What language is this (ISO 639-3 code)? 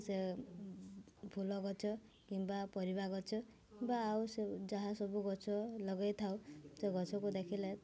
ori